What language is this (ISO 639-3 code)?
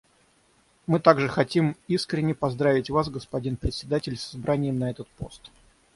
rus